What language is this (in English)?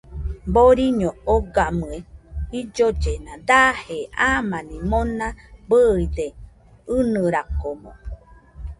Nüpode Huitoto